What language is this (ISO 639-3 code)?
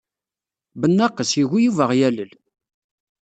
kab